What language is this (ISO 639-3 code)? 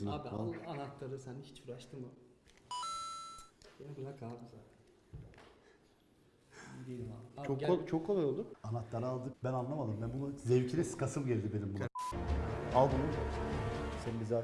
tur